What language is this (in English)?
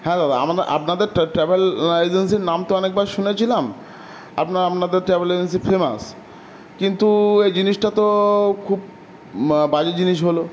Bangla